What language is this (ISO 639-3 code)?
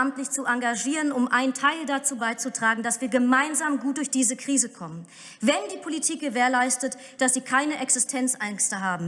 deu